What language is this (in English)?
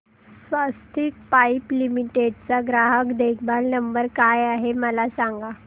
Marathi